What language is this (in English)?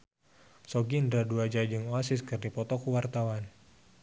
Sundanese